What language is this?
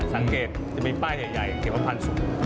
Thai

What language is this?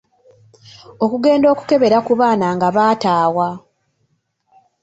Ganda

